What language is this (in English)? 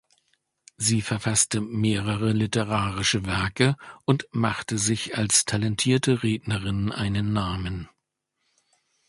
German